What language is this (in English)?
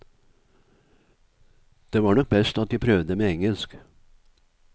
Norwegian